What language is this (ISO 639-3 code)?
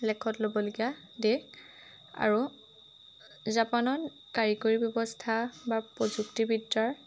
asm